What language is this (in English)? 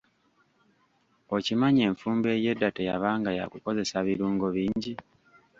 Ganda